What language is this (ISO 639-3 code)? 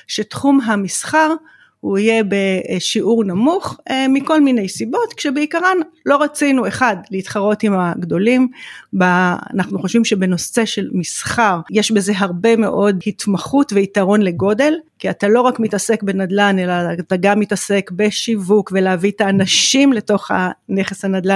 heb